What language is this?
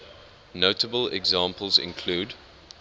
English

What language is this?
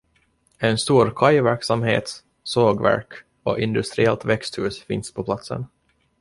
Swedish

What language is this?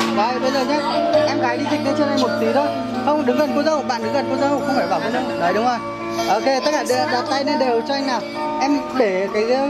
Vietnamese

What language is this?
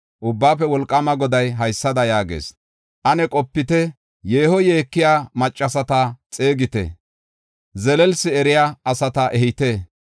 Gofa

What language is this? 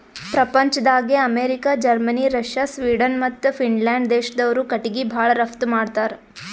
Kannada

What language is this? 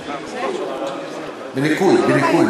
Hebrew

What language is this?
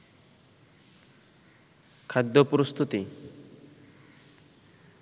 Bangla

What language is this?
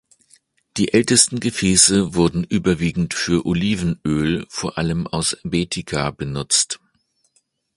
German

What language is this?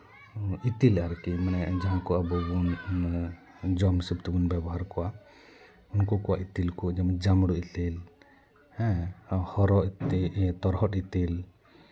Santali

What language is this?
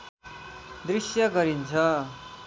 Nepali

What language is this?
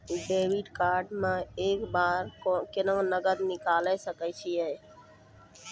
Maithili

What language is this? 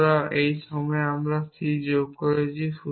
Bangla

